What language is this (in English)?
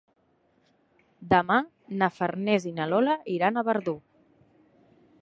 Catalan